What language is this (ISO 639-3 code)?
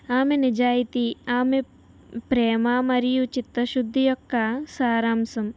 tel